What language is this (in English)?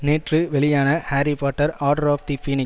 Tamil